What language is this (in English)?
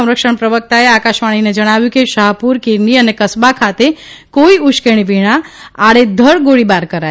Gujarati